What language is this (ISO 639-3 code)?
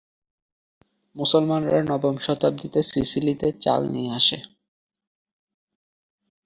ben